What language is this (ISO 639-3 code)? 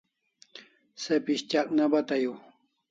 kls